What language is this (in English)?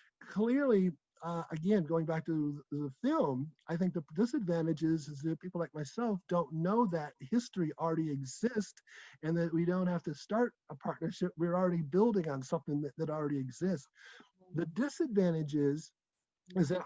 English